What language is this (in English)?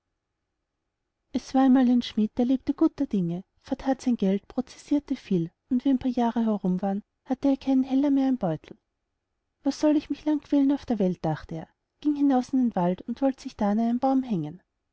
German